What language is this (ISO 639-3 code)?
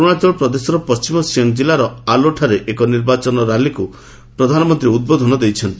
ori